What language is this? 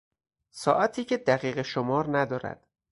Persian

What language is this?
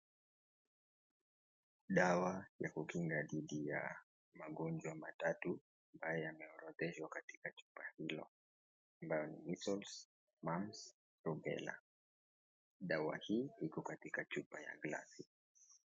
Swahili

